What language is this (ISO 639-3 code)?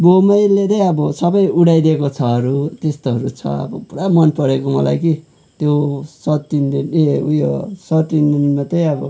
nep